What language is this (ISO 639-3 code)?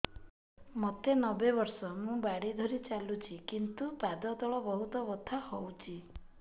ori